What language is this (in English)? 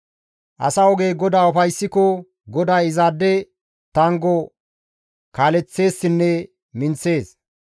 Gamo